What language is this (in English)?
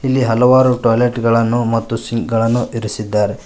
Kannada